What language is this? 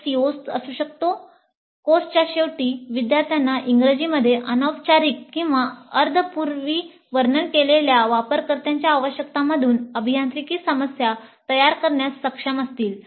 Marathi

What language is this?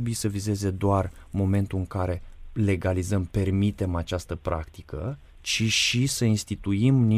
Romanian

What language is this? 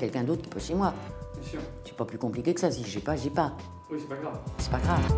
French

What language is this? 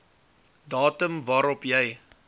Afrikaans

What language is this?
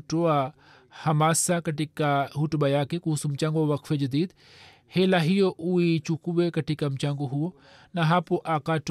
Swahili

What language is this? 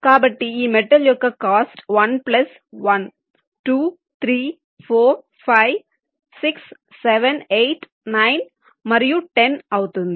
Telugu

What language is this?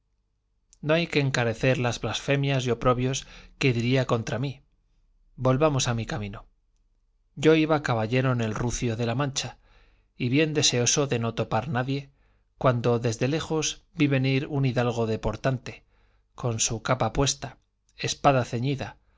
Spanish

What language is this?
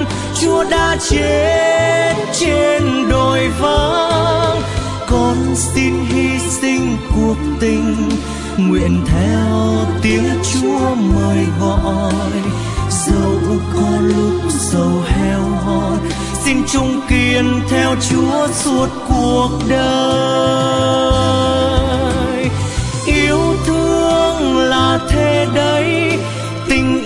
Vietnamese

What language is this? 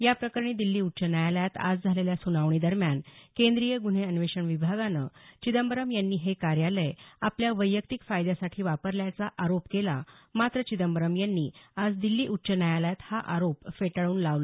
Marathi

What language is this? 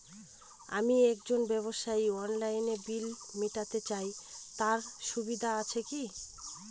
Bangla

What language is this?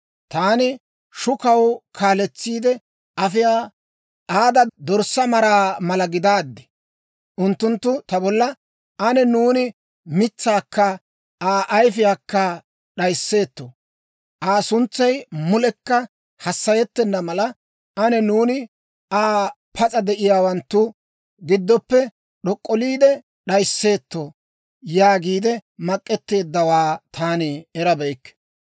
Dawro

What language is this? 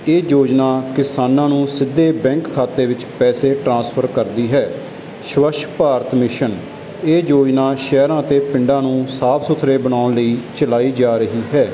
Punjabi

